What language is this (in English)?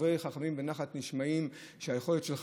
Hebrew